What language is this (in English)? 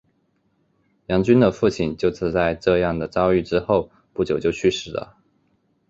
Chinese